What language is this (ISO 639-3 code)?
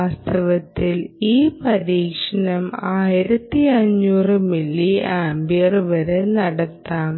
mal